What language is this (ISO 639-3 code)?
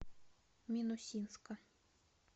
rus